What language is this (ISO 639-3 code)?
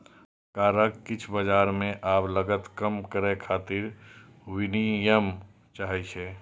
mai